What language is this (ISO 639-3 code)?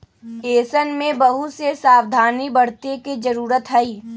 mag